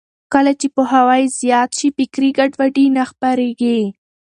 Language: Pashto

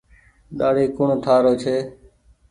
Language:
Goaria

